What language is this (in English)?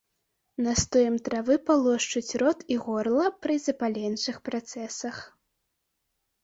Belarusian